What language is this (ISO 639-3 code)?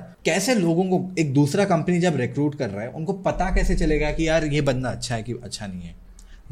hin